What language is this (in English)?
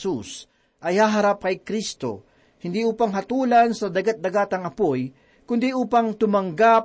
Filipino